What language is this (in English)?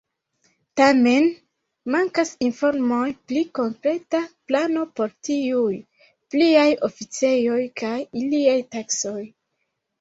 Esperanto